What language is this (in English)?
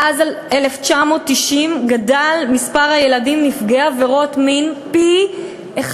Hebrew